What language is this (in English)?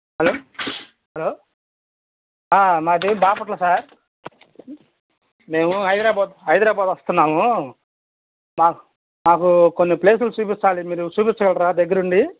Telugu